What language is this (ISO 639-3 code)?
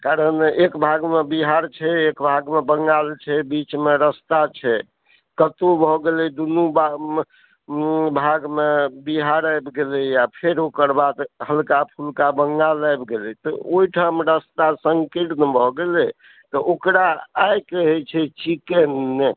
mai